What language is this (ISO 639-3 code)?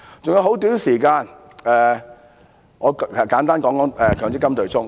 yue